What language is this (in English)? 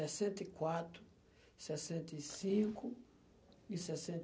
Portuguese